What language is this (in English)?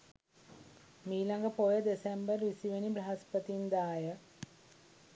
Sinhala